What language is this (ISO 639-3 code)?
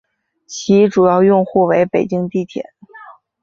zho